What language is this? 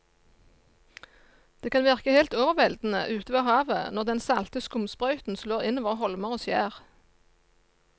Norwegian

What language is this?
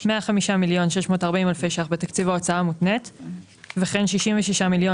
Hebrew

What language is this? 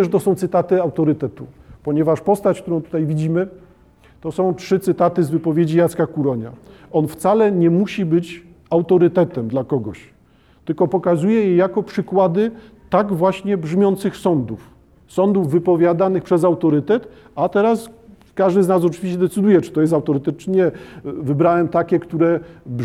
Polish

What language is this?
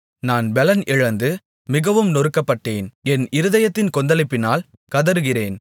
Tamil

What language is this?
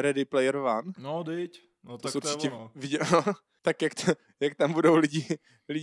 Czech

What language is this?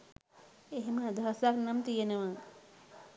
Sinhala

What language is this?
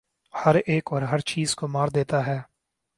Urdu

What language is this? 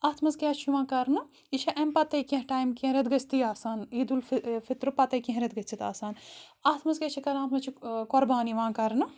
Kashmiri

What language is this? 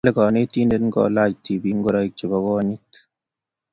Kalenjin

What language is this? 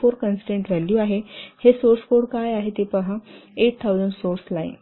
Marathi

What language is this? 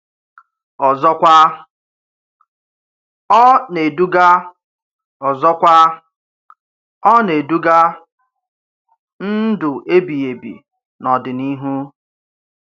Igbo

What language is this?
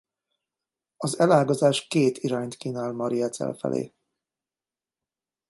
Hungarian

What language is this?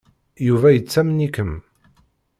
Kabyle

